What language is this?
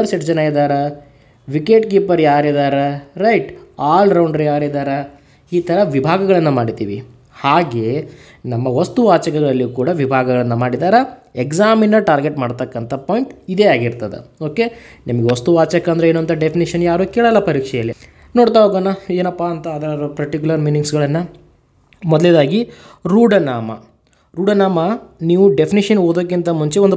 Kannada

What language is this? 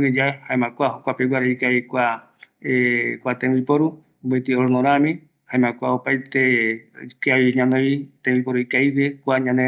Eastern Bolivian Guaraní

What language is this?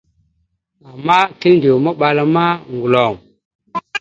Mada (Cameroon)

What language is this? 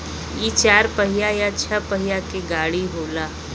Bhojpuri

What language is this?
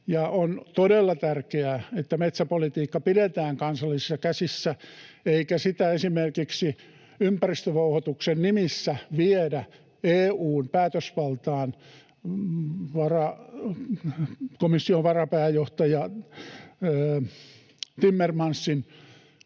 Finnish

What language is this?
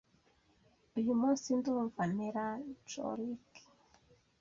Kinyarwanda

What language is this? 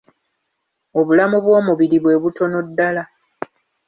Ganda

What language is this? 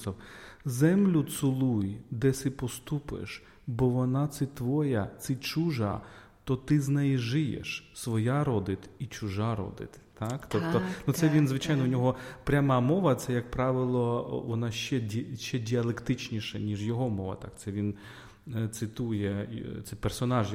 Ukrainian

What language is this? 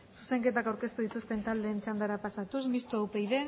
Basque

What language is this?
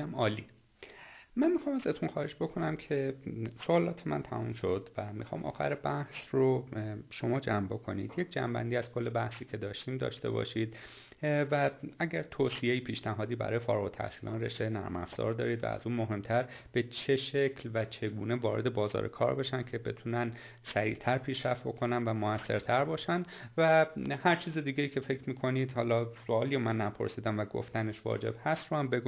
Persian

